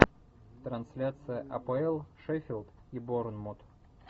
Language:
Russian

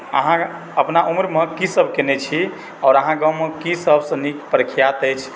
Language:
Maithili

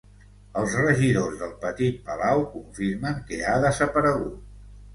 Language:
Catalan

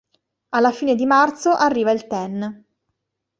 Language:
Italian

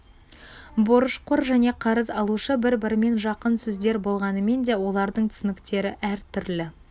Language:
Kazakh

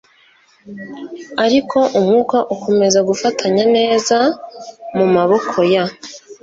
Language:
Kinyarwanda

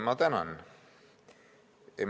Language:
Estonian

